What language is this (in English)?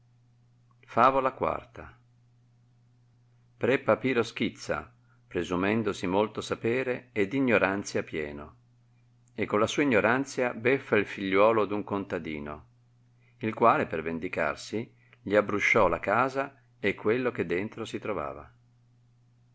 Italian